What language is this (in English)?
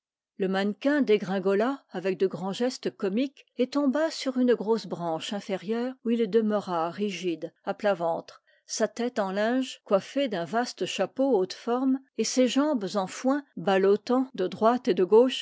French